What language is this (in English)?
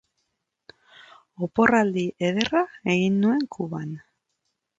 Basque